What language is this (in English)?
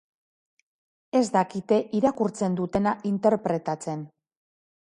Basque